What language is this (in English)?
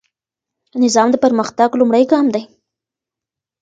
Pashto